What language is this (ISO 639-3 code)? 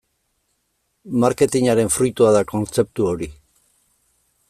eus